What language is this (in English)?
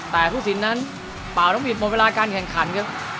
Thai